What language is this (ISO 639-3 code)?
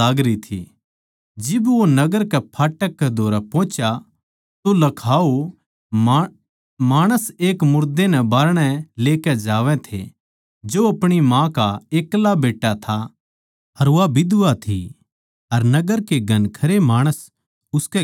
bgc